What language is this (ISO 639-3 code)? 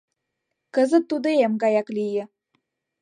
chm